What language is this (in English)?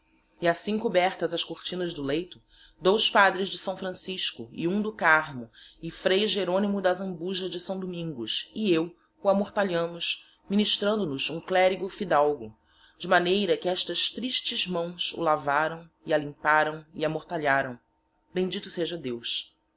Portuguese